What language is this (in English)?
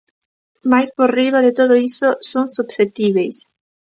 Galician